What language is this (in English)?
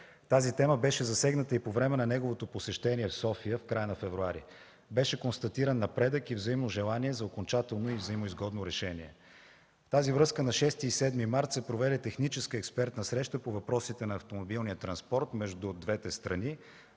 Bulgarian